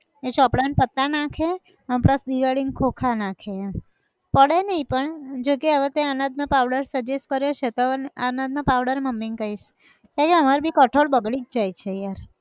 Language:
Gujarati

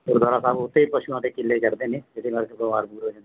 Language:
Punjabi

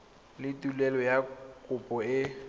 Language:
Tswana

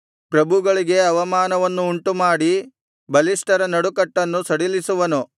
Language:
Kannada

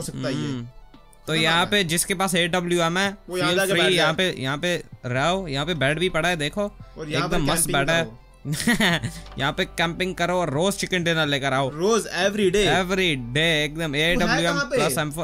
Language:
Hindi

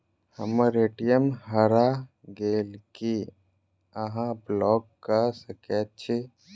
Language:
Maithili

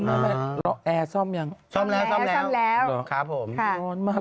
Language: Thai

